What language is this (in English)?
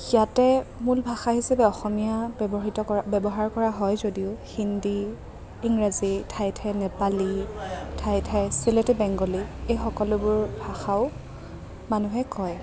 Assamese